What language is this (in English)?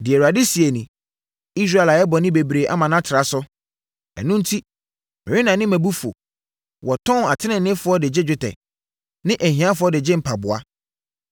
Akan